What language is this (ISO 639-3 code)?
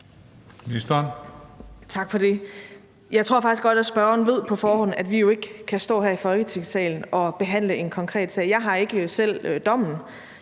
dan